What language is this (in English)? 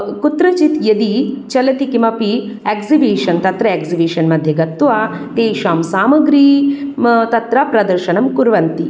Sanskrit